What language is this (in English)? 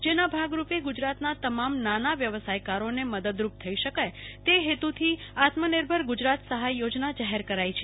Gujarati